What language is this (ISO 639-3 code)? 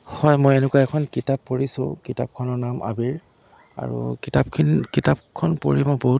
asm